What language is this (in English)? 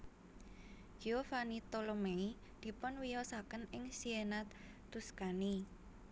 Javanese